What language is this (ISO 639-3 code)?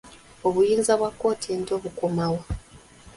lug